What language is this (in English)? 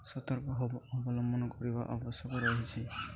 Odia